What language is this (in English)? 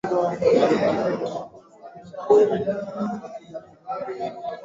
Swahili